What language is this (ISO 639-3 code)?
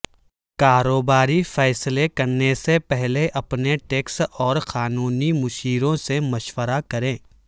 urd